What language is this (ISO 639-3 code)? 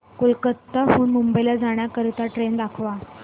mar